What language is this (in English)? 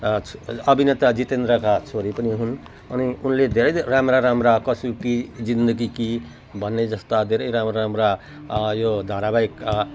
Nepali